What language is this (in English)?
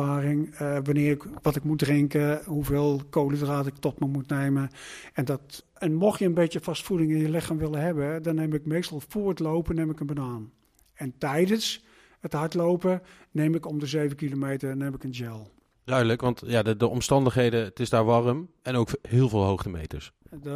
Dutch